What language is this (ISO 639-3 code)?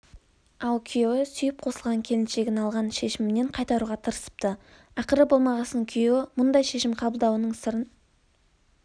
kaz